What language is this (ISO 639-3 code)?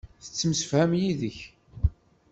kab